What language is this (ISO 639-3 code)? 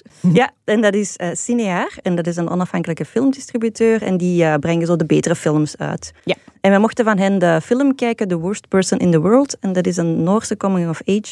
nld